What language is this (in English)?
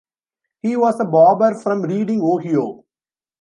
English